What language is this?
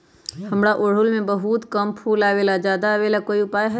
Magahi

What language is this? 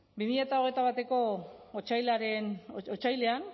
Basque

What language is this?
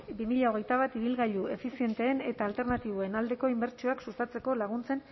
Basque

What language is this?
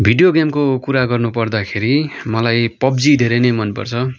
Nepali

